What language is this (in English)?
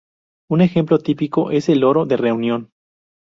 Spanish